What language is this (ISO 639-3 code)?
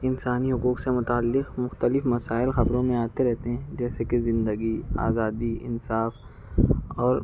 urd